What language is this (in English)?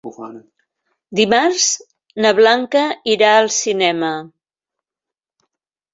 Catalan